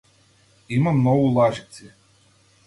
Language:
Macedonian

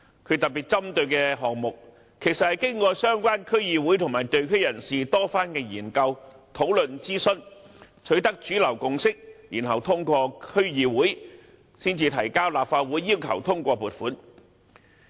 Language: Cantonese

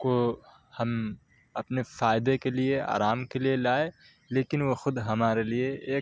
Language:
Urdu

